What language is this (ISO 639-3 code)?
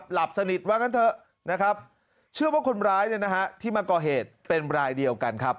tha